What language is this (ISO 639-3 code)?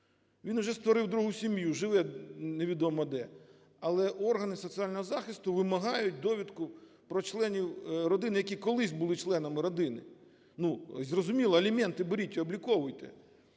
ukr